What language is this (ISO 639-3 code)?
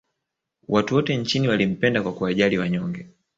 swa